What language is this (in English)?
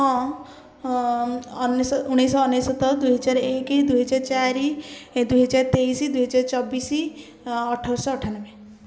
Odia